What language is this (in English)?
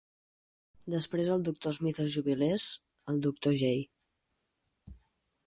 Catalan